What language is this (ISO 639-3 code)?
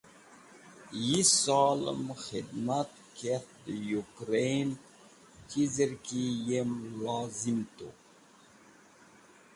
wbl